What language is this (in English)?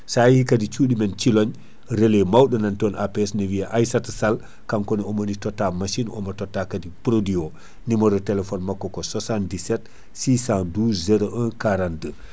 Fula